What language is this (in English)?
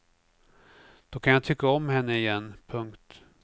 Swedish